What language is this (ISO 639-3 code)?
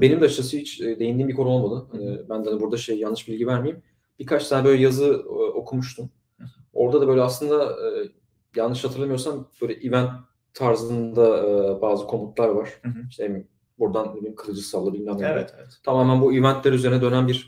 tur